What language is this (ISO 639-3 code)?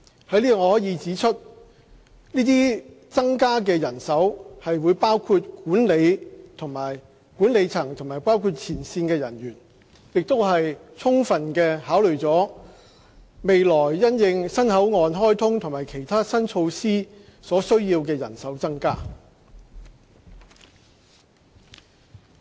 yue